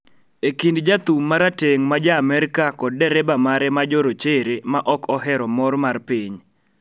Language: Luo (Kenya and Tanzania)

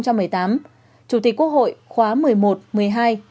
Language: Vietnamese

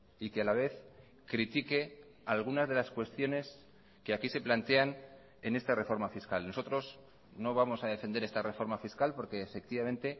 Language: Spanish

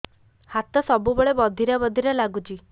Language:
Odia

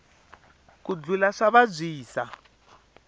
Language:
Tsonga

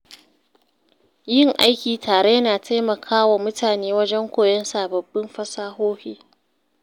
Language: Hausa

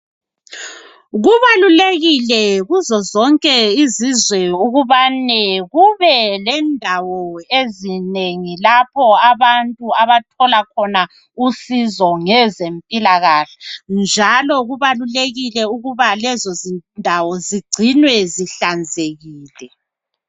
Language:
North Ndebele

